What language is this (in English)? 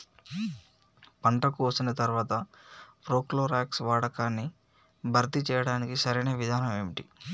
Telugu